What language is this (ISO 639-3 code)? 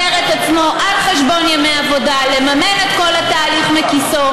heb